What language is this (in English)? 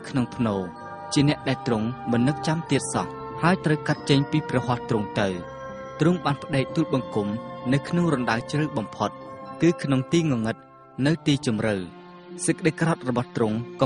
Thai